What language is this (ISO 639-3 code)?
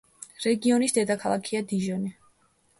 kat